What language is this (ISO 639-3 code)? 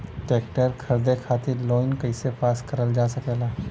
bho